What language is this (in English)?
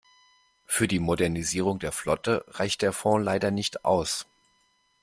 German